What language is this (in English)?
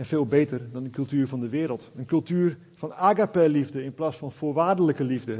Dutch